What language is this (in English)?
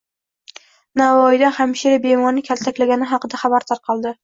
Uzbek